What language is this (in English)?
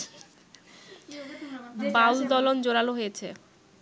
Bangla